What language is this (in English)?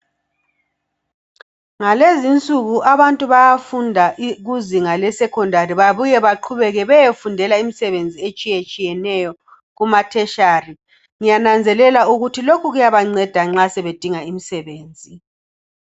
North Ndebele